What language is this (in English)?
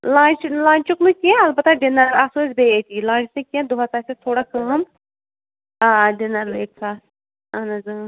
Kashmiri